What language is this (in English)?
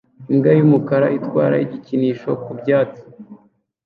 Kinyarwanda